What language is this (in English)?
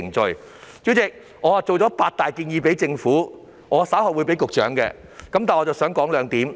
Cantonese